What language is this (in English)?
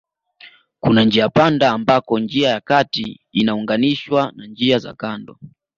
Swahili